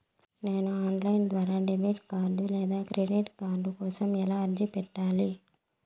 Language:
Telugu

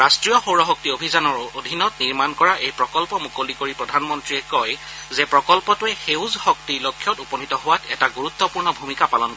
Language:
Assamese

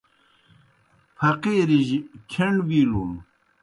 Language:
Kohistani Shina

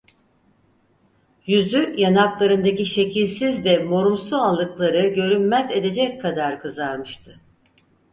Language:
Turkish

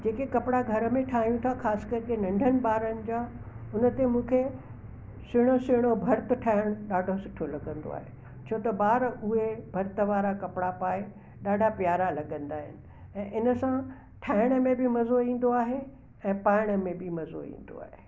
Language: Sindhi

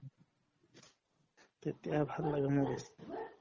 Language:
Assamese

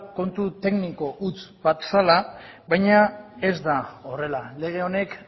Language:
Basque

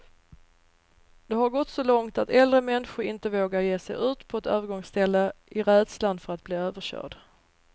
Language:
Swedish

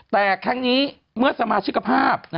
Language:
Thai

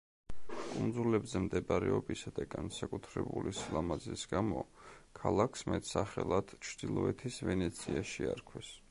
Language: Georgian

